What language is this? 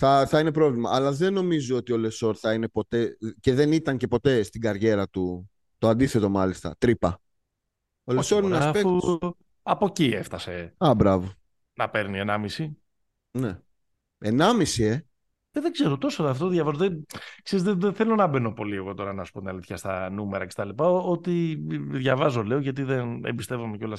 Greek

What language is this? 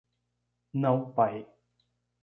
Portuguese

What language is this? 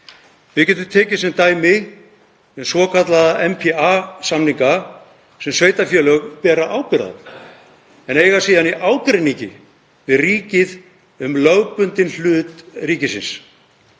Icelandic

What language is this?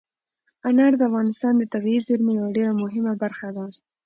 Pashto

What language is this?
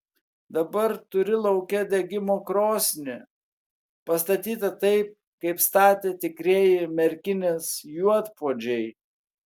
Lithuanian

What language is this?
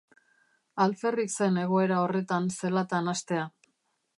Basque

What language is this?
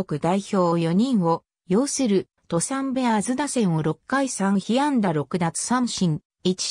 Japanese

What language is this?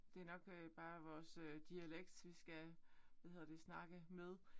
Danish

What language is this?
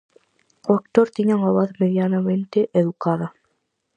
Galician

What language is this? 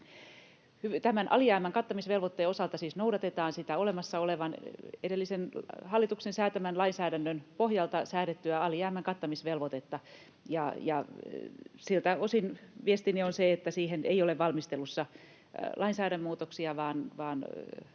Finnish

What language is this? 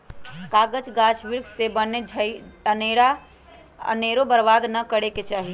Magahi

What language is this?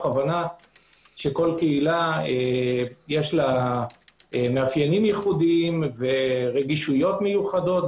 Hebrew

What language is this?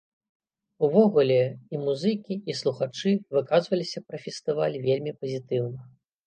Belarusian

